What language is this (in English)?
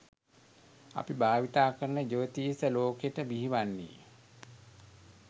Sinhala